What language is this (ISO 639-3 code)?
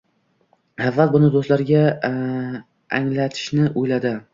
uzb